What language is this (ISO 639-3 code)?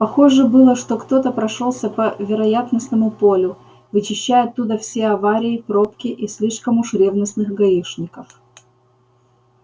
rus